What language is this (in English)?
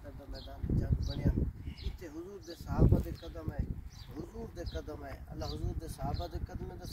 Arabic